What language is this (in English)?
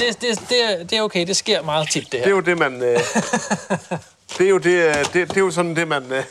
Danish